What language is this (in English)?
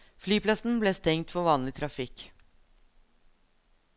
Norwegian